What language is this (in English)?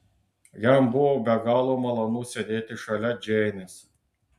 Lithuanian